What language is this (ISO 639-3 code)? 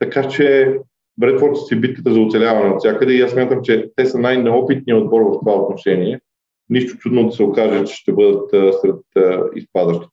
bul